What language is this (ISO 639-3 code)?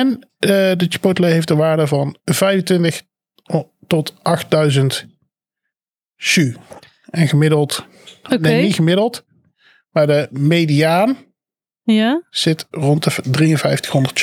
nld